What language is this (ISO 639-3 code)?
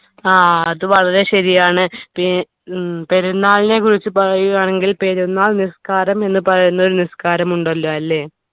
mal